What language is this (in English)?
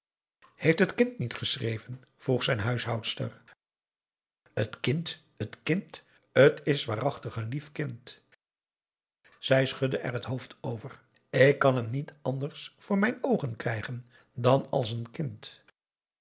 Dutch